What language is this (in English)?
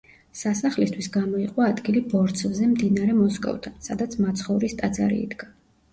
Georgian